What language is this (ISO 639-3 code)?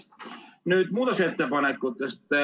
est